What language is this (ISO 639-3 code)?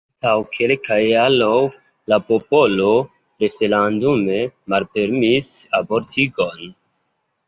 epo